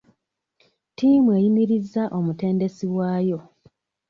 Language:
Ganda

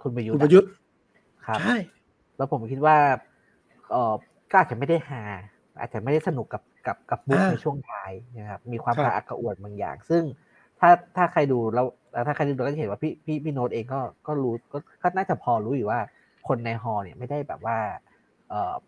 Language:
Thai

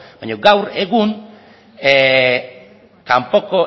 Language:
Basque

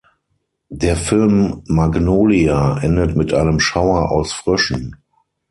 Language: German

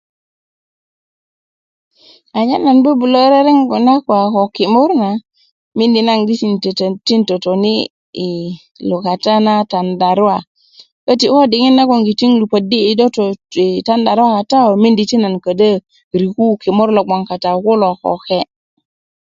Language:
Kuku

